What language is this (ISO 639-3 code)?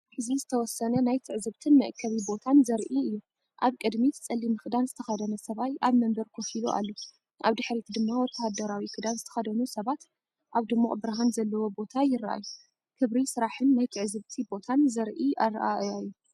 tir